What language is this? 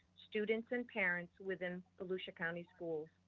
English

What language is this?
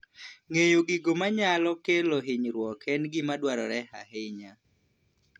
Luo (Kenya and Tanzania)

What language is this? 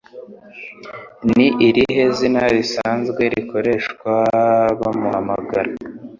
Kinyarwanda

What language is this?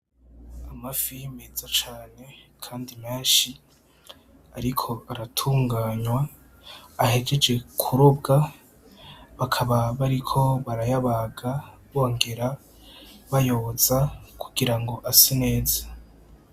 Rundi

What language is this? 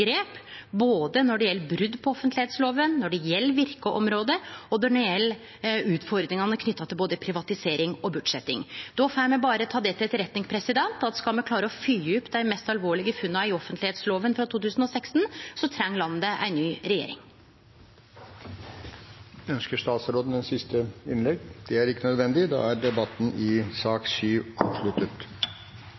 Norwegian Nynorsk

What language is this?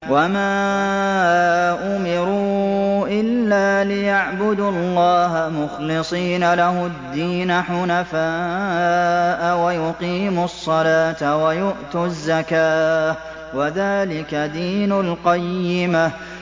Arabic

